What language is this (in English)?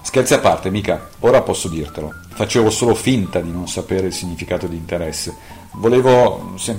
Italian